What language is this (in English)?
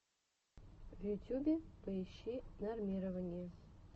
Russian